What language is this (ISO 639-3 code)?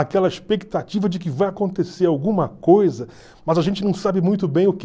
por